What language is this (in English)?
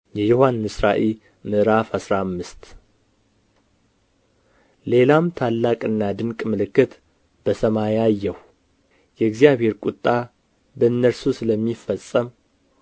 Amharic